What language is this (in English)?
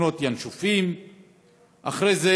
Hebrew